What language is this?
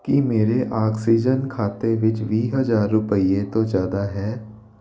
Punjabi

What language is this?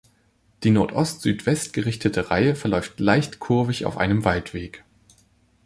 German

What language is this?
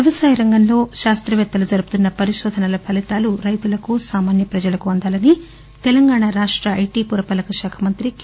Telugu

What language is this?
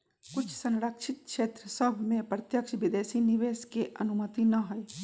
Magahi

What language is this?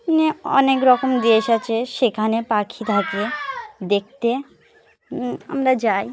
Bangla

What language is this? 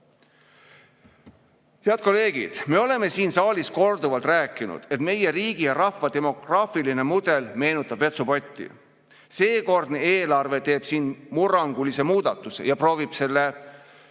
Estonian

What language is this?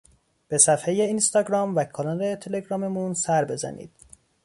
Persian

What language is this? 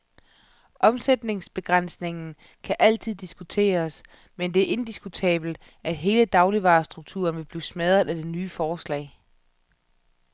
Danish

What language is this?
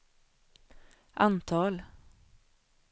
Swedish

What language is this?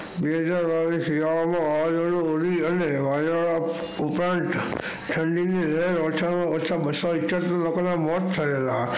Gujarati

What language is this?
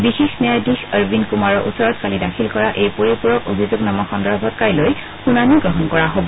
Assamese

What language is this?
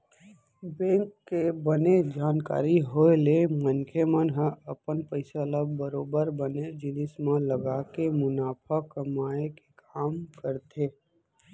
Chhattisgarhi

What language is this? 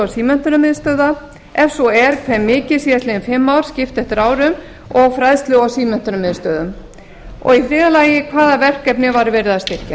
Icelandic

